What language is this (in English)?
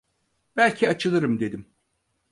Turkish